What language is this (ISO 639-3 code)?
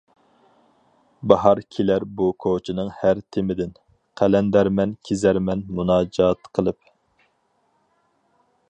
uig